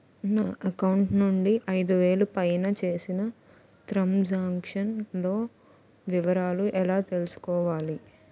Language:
Telugu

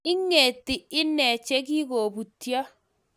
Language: Kalenjin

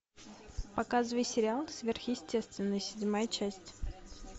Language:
Russian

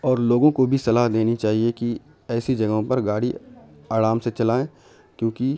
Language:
Urdu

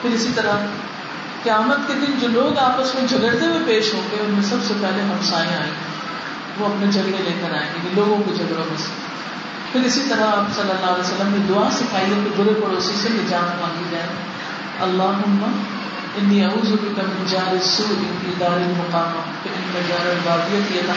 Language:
Urdu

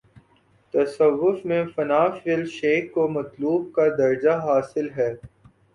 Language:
Urdu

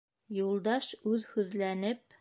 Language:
Bashkir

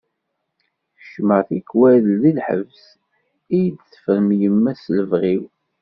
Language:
Kabyle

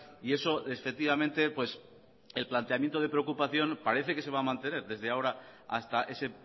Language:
Spanish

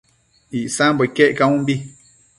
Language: Matsés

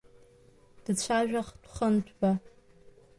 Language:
Abkhazian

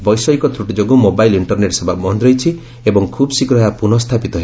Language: Odia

